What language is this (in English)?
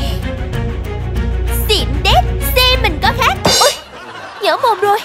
Vietnamese